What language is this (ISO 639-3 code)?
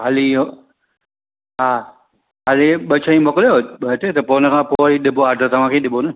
snd